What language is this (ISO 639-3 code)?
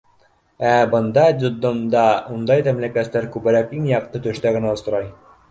bak